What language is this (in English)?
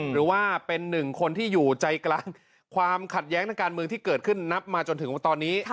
Thai